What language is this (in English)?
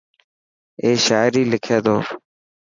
Dhatki